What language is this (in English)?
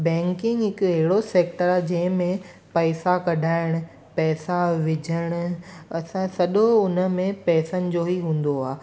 Sindhi